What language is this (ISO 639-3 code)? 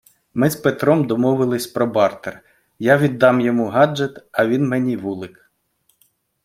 ukr